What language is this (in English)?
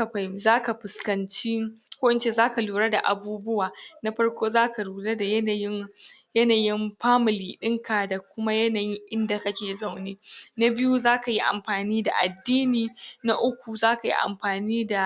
Hausa